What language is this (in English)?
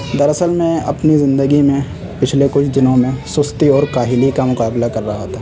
Urdu